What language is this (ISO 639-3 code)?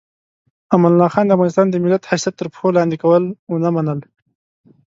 pus